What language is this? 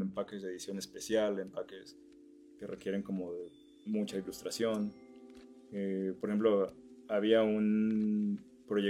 Spanish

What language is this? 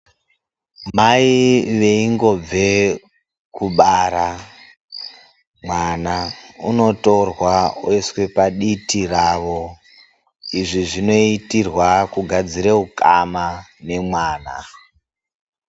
Ndau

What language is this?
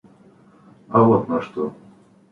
Russian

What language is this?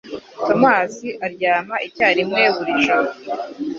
Kinyarwanda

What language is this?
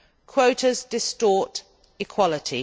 English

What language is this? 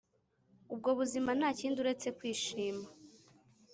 Kinyarwanda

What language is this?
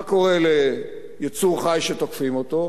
Hebrew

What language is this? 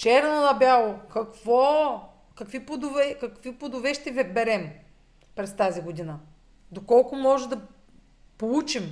Bulgarian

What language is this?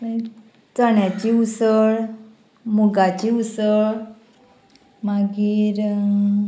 Konkani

